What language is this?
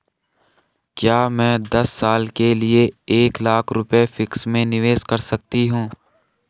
Hindi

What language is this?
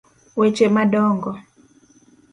Luo (Kenya and Tanzania)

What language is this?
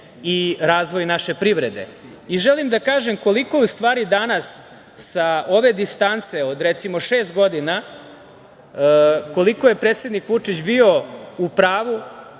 Serbian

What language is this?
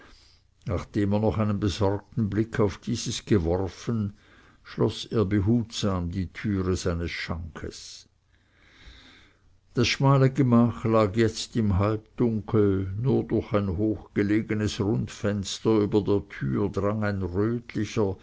German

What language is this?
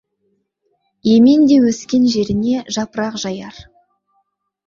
Kazakh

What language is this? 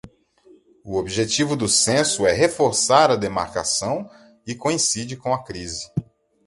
Portuguese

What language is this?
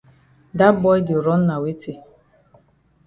Cameroon Pidgin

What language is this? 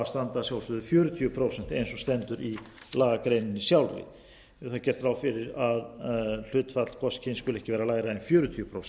Icelandic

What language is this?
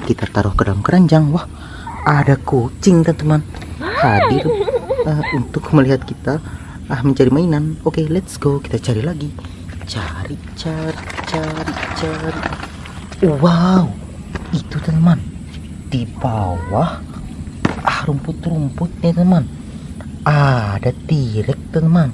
Indonesian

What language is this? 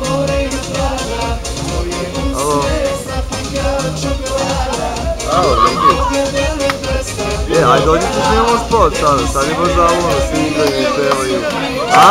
Bulgarian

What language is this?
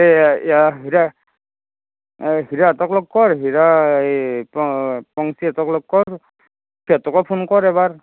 Assamese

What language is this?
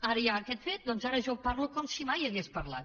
Catalan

